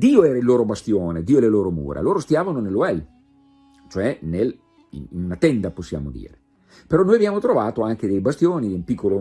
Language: Italian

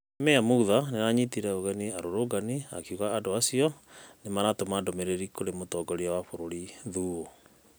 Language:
Kikuyu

